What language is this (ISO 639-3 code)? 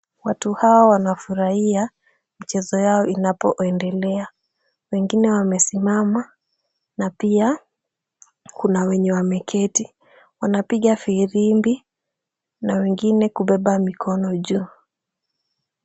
swa